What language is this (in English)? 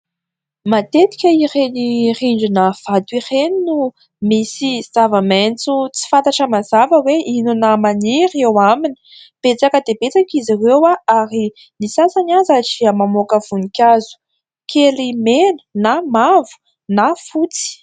Malagasy